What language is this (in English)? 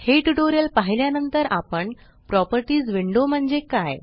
Marathi